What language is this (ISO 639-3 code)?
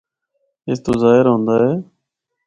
hno